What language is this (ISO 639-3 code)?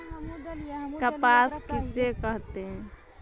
mag